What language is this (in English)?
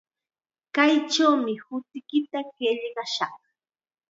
Chiquián Ancash Quechua